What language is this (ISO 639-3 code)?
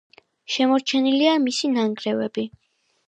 kat